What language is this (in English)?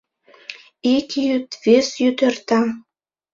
Mari